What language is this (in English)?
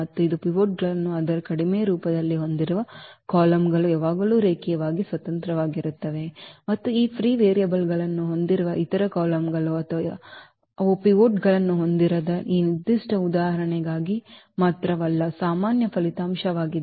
Kannada